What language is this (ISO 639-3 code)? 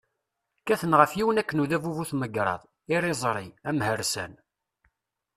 kab